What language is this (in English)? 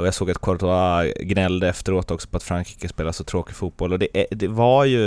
Swedish